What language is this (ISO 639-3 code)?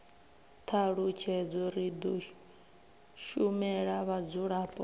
ven